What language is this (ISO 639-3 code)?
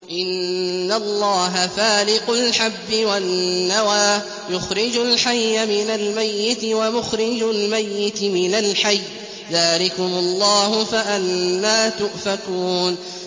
ara